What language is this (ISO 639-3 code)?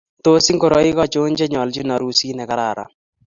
kln